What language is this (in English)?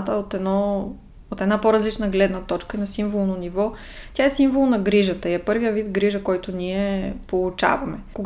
Bulgarian